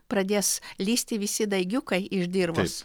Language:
Lithuanian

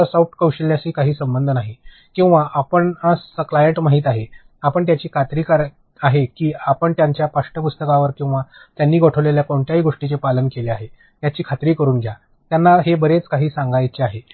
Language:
Marathi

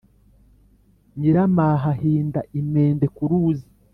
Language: Kinyarwanda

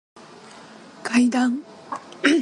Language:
Japanese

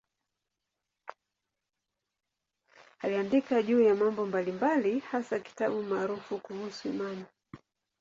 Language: Swahili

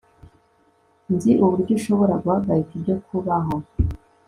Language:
Kinyarwanda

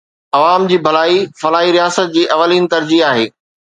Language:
Sindhi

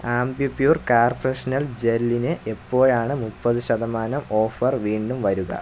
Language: Malayalam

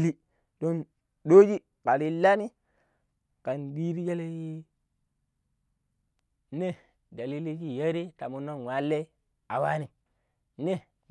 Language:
Pero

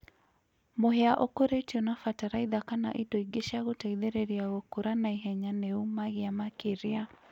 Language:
Kikuyu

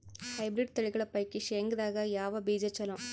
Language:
Kannada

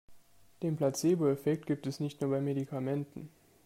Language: German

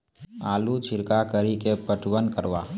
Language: Maithili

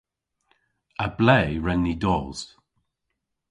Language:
Cornish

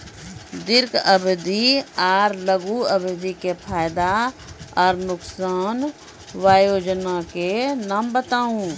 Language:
Maithili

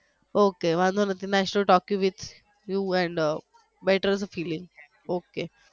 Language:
Gujarati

